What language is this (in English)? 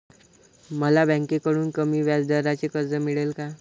Marathi